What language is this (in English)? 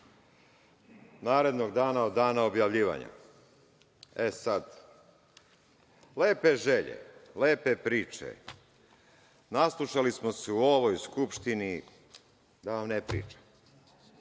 Serbian